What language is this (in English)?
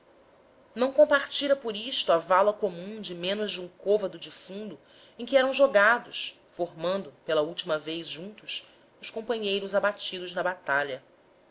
Portuguese